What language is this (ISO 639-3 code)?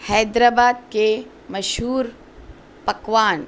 urd